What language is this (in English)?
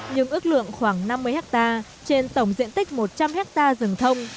Vietnamese